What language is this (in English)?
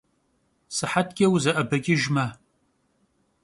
Kabardian